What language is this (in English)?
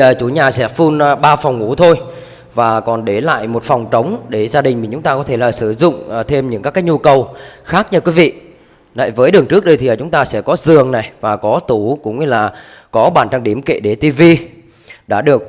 Vietnamese